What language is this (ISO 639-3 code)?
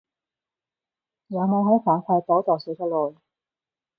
yue